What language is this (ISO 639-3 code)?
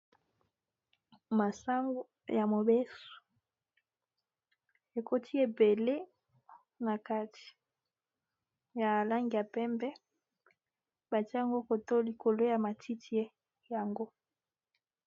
lin